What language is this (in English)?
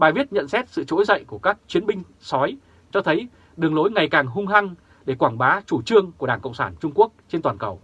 Vietnamese